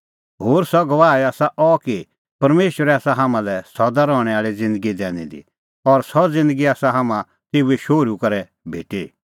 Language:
Kullu Pahari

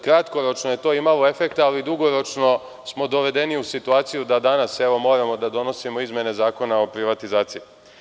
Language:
Serbian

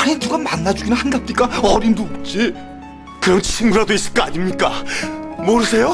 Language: Korean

